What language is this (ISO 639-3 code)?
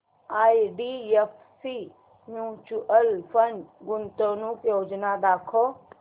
mar